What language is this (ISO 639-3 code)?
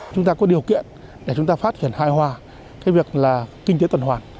vie